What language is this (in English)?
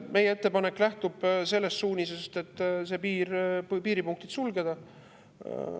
Estonian